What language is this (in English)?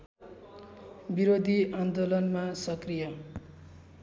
Nepali